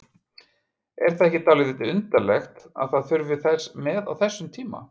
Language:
Icelandic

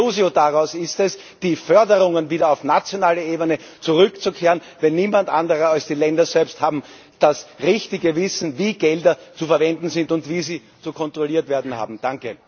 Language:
German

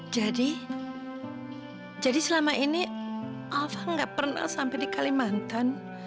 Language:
Indonesian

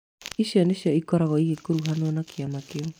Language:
Kikuyu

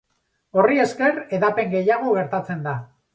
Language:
Basque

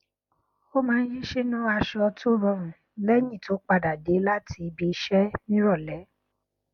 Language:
Yoruba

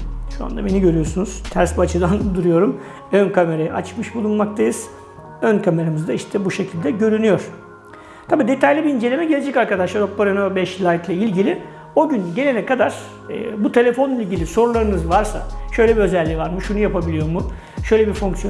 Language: Turkish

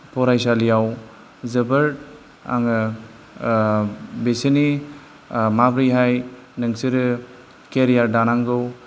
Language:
Bodo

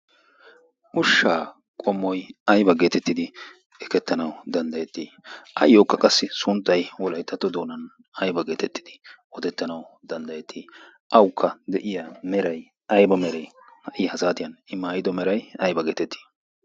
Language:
Wolaytta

